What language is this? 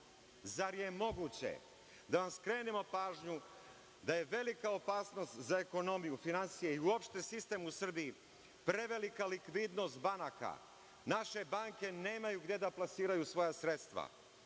Serbian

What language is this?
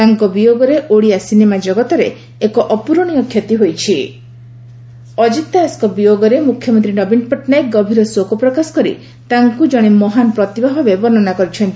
Odia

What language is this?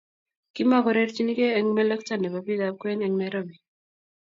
Kalenjin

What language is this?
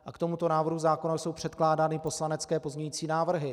Czech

